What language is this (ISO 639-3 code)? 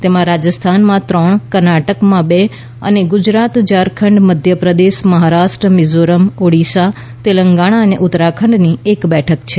guj